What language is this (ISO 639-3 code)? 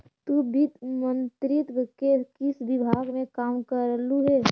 mag